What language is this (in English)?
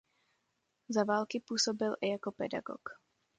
Czech